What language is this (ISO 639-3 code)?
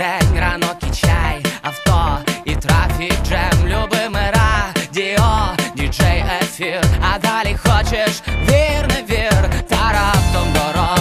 ukr